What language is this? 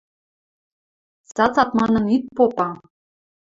Western Mari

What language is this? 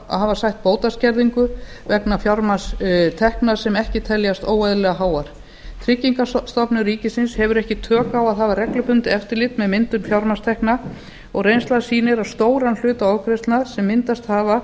Icelandic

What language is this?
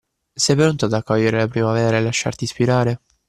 Italian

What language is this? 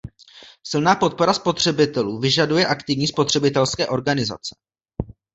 Czech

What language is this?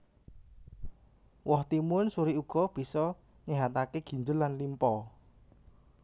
Javanese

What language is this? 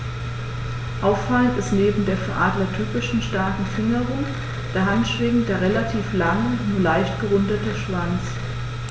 German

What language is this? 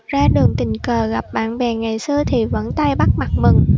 Vietnamese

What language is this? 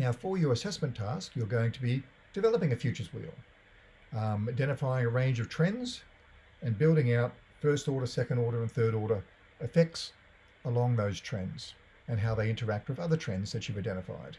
English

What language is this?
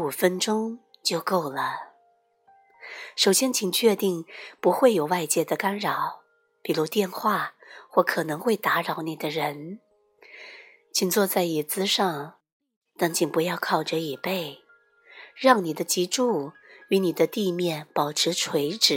Chinese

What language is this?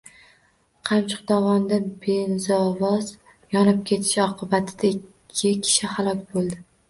Uzbek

